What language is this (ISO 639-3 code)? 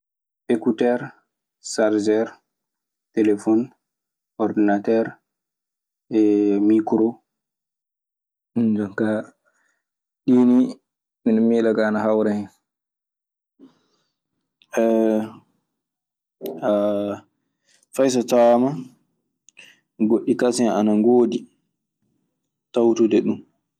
ffm